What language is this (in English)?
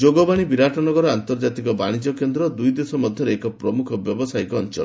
Odia